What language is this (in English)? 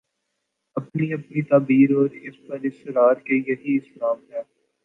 Urdu